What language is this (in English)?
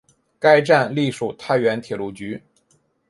Chinese